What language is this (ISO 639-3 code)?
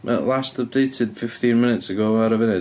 cym